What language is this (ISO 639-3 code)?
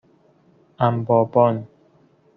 fas